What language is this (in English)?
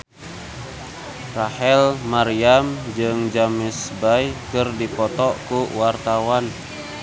Sundanese